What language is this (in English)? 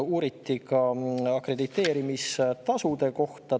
Estonian